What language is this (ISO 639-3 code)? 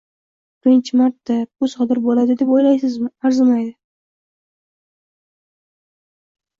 uzb